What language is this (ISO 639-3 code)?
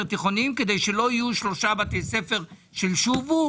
heb